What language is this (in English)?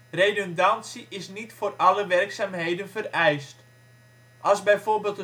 Dutch